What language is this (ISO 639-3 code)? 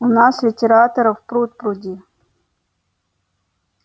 rus